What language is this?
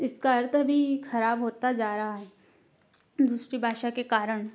Hindi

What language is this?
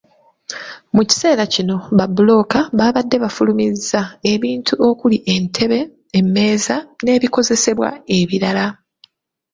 Ganda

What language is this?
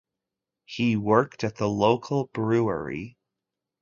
English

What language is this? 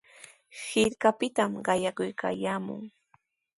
Sihuas Ancash Quechua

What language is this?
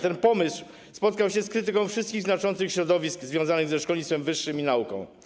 Polish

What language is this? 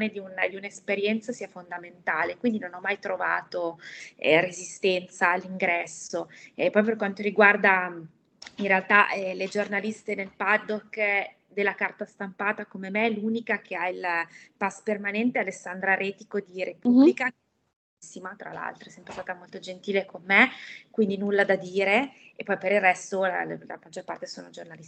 Italian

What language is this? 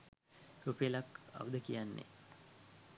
Sinhala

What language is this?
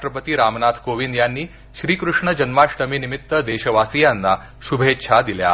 Marathi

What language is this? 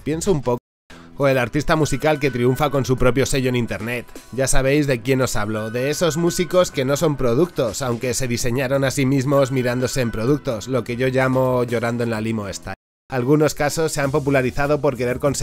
Spanish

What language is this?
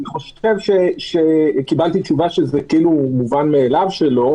Hebrew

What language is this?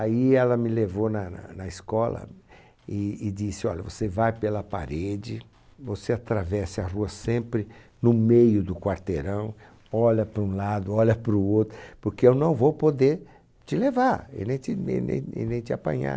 Portuguese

